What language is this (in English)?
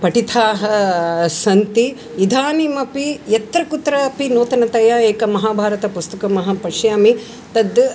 Sanskrit